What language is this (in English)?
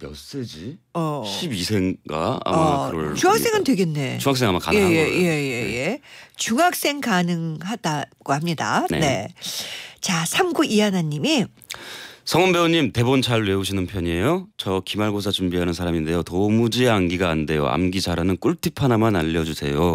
Korean